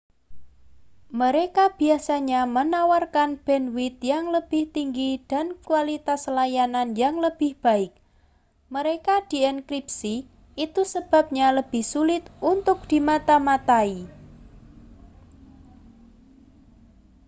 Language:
Indonesian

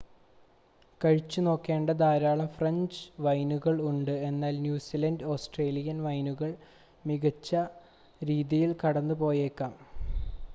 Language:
Malayalam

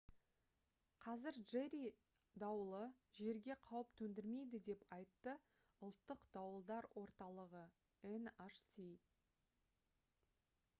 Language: Kazakh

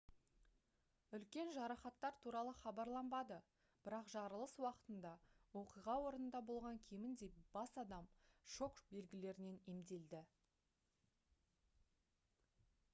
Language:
Kazakh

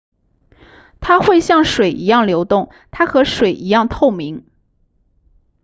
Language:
Chinese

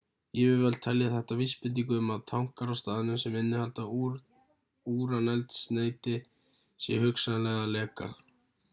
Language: Icelandic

